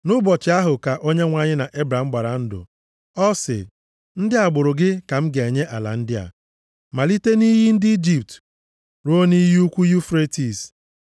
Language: Igbo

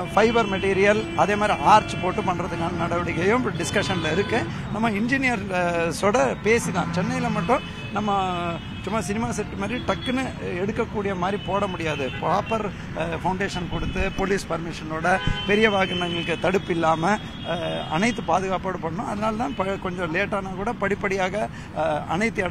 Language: Tamil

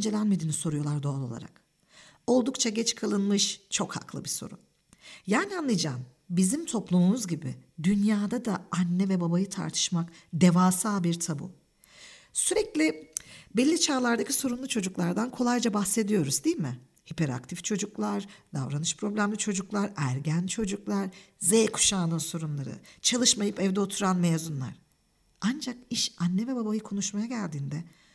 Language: Turkish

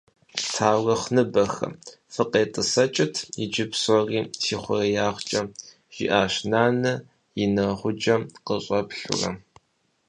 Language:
Kabardian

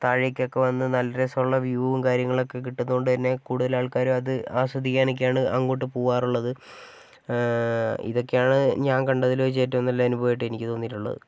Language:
Malayalam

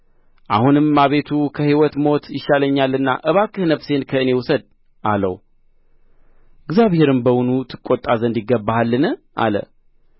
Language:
Amharic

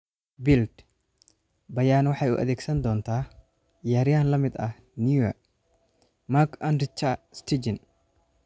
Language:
Somali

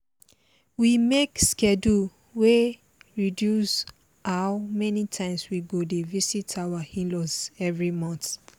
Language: Nigerian Pidgin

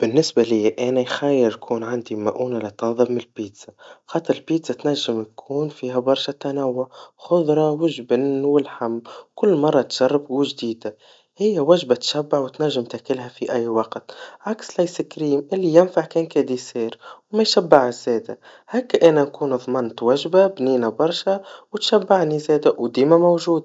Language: Tunisian Arabic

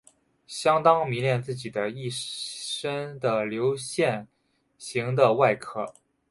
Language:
Chinese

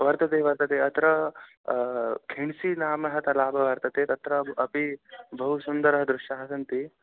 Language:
Sanskrit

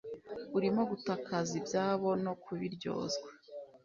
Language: Kinyarwanda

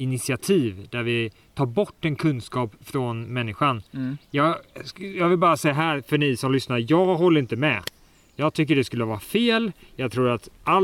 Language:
Swedish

